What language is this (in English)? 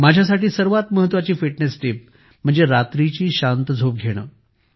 Marathi